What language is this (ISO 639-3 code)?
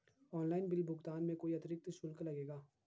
hin